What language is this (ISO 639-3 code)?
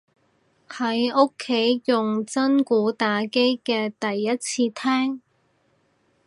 yue